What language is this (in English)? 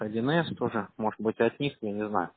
Russian